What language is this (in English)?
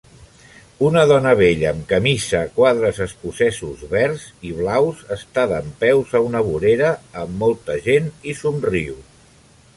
Catalan